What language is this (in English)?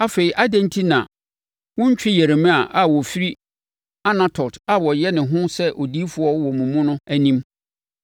Akan